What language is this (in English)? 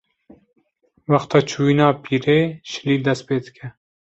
Kurdish